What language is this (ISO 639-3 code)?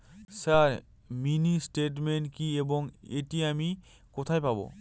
ben